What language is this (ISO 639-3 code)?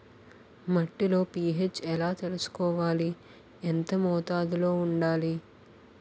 tel